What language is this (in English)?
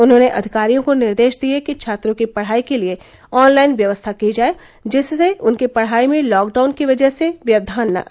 Hindi